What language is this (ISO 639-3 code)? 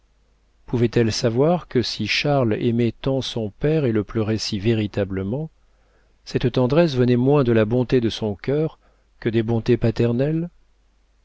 fra